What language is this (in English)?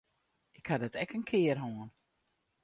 Western Frisian